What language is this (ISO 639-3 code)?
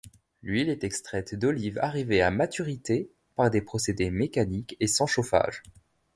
fra